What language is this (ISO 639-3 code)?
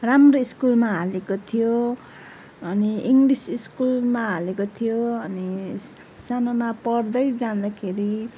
nep